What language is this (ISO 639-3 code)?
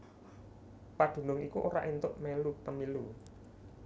jav